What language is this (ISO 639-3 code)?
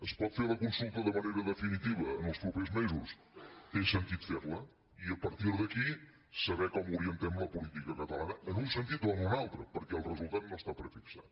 cat